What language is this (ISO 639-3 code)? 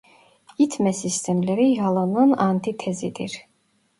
tur